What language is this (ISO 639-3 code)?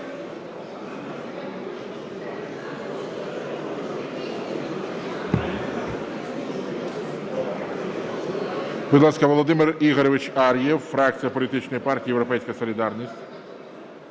ukr